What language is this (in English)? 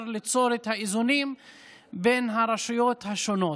Hebrew